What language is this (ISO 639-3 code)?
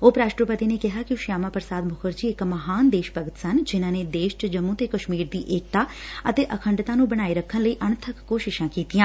pan